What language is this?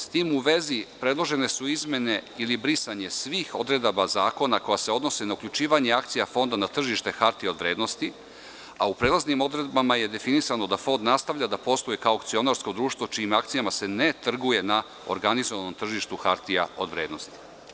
Serbian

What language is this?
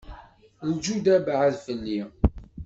Kabyle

